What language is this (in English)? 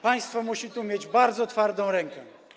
Polish